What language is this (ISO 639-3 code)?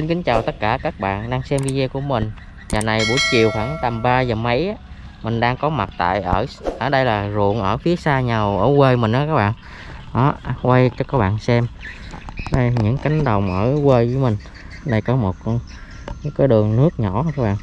vie